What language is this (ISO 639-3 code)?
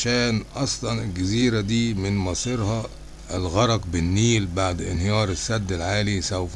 ara